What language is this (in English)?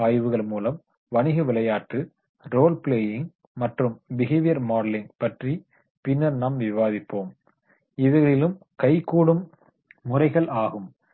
Tamil